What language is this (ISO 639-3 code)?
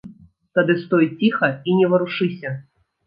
bel